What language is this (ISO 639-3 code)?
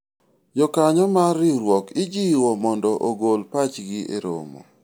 luo